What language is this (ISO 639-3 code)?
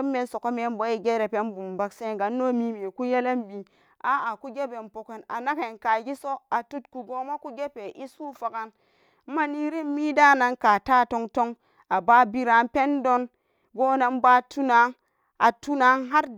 ccg